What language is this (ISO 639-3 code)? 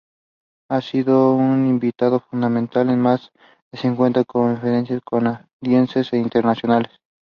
eng